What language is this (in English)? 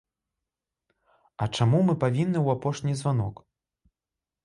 Belarusian